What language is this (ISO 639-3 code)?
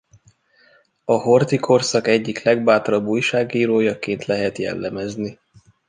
hun